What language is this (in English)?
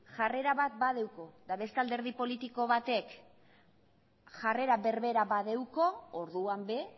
Basque